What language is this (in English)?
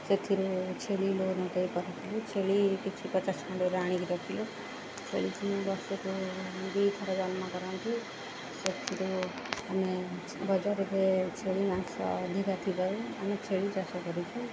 Odia